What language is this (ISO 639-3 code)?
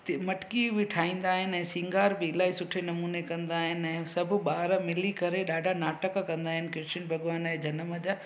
snd